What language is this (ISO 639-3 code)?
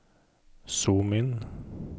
nor